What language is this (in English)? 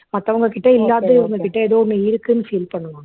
Tamil